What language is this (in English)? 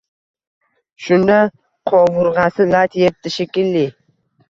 Uzbek